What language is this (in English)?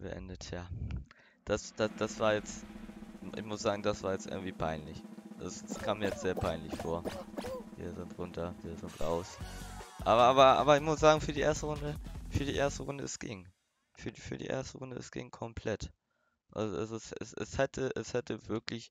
German